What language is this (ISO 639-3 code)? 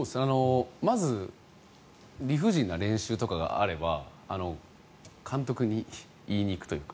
jpn